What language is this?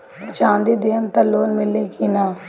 Bhojpuri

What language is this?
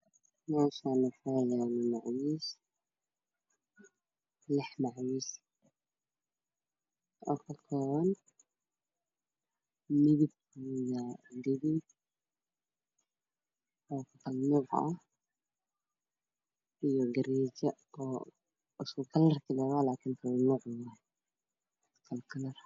Somali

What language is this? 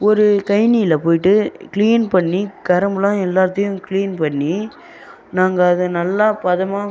Tamil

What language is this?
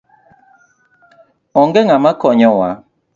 Luo (Kenya and Tanzania)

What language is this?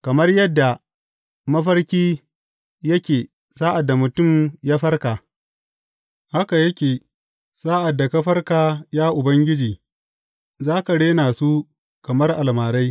Hausa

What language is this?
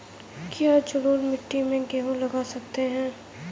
Hindi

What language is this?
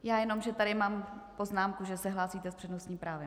Czech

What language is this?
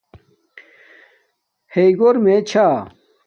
Domaaki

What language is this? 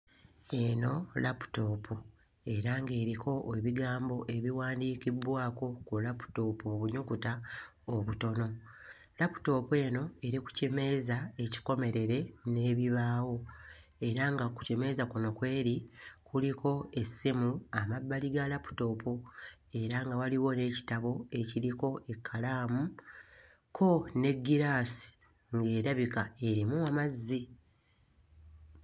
Ganda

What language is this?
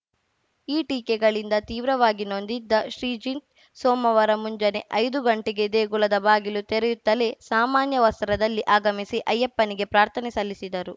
Kannada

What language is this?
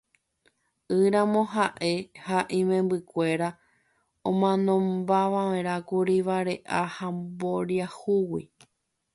Guarani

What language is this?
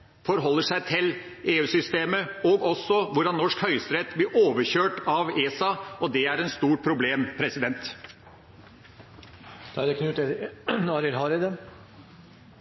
Norwegian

